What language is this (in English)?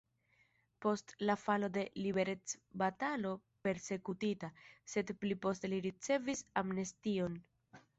Esperanto